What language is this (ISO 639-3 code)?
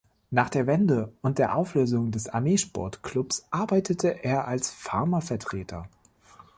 deu